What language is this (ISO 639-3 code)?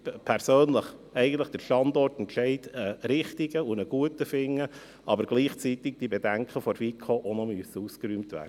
gsw